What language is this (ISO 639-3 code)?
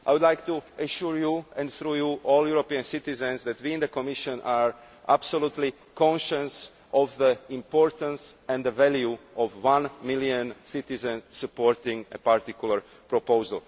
eng